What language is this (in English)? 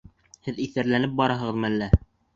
Bashkir